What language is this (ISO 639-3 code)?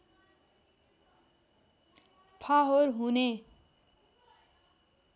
nep